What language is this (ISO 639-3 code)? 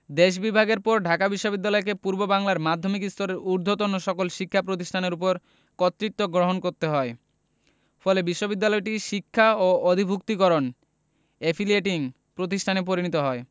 ben